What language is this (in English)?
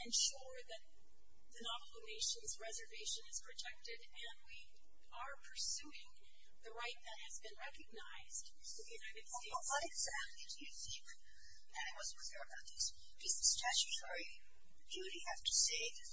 English